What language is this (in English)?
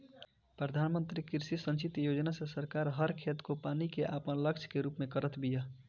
Bhojpuri